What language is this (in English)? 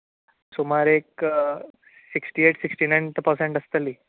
Konkani